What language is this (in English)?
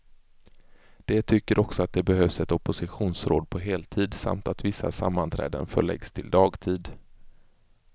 Swedish